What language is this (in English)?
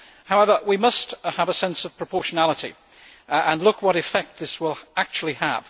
English